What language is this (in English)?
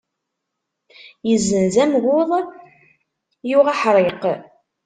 Kabyle